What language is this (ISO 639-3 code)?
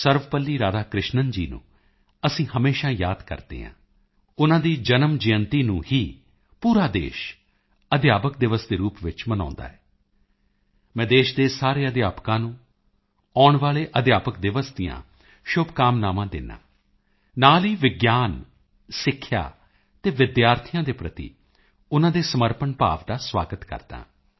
pan